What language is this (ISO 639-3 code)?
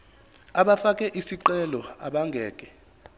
zul